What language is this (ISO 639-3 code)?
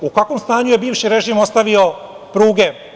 srp